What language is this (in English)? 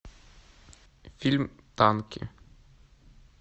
Russian